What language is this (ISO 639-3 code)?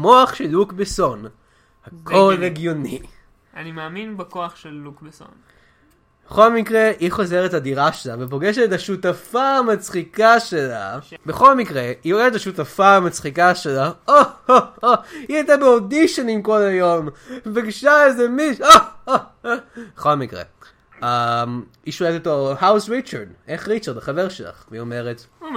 heb